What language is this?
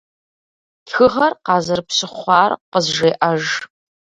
Kabardian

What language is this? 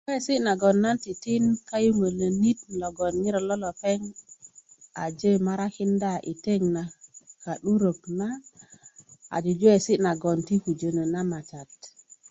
Kuku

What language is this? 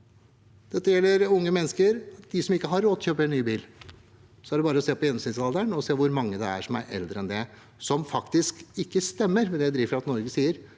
Norwegian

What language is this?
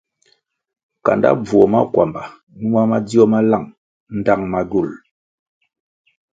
Kwasio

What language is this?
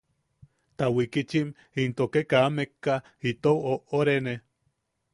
Yaqui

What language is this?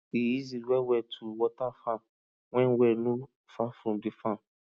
Nigerian Pidgin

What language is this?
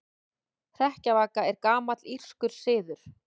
Icelandic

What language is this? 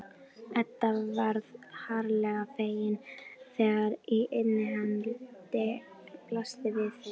Icelandic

